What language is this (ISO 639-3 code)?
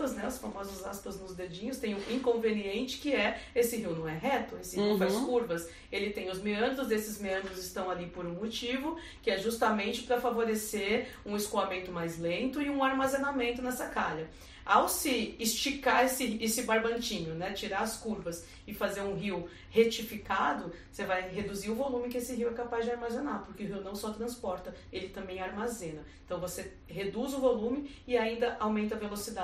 por